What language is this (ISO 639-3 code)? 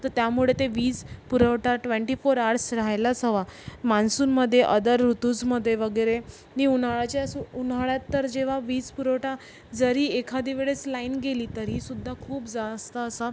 mar